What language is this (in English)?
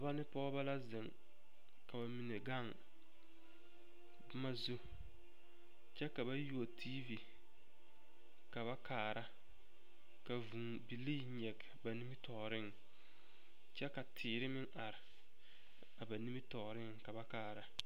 Southern Dagaare